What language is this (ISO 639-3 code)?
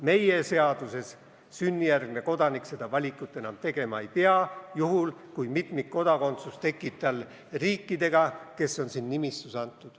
est